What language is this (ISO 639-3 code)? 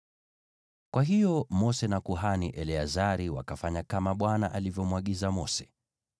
swa